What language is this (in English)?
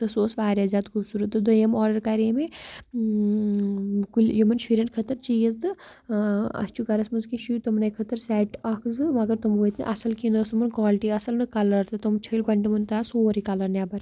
Kashmiri